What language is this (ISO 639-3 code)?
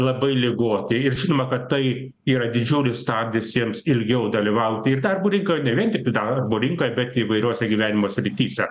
lit